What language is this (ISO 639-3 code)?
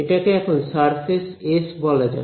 ben